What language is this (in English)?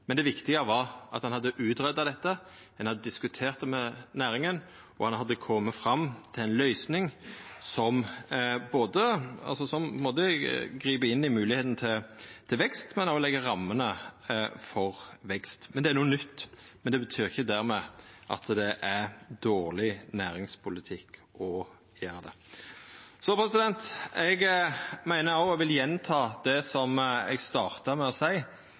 Norwegian Nynorsk